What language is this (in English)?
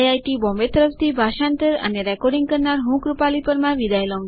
Gujarati